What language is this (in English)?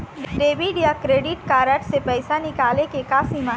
Chhattisgarhi